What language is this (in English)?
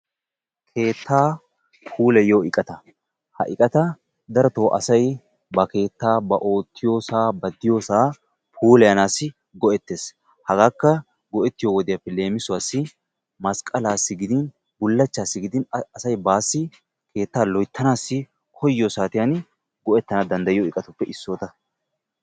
Wolaytta